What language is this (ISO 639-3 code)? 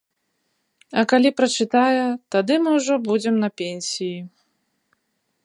bel